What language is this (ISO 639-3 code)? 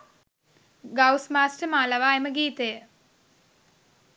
sin